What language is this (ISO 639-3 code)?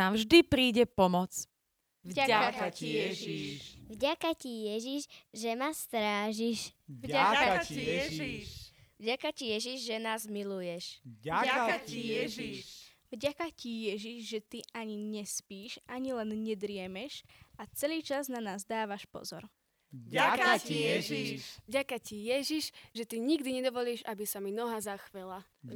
slk